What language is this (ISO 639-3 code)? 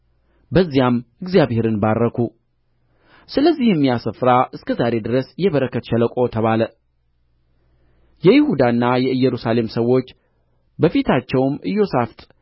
amh